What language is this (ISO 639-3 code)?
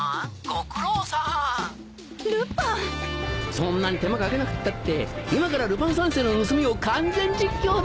jpn